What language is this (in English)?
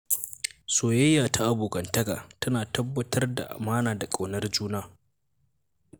Hausa